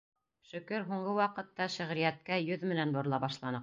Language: Bashkir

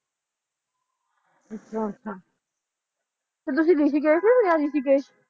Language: Punjabi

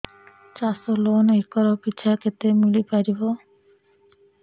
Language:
Odia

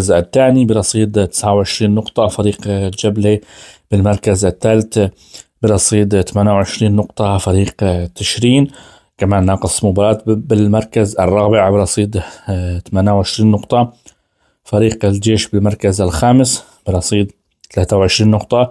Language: Arabic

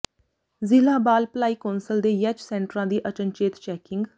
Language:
Punjabi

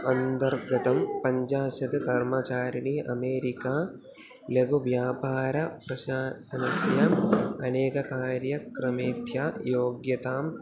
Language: Sanskrit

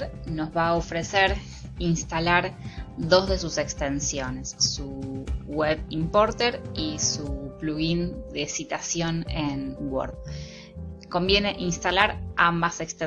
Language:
Spanish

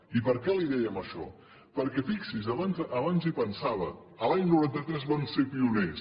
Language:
Catalan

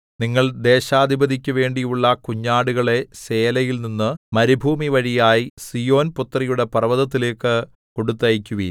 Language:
Malayalam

